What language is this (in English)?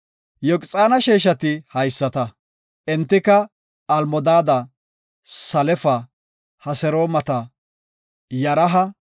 Gofa